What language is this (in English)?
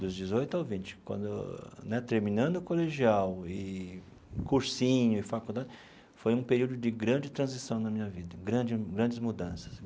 Portuguese